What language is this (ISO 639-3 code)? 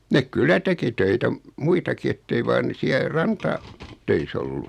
fin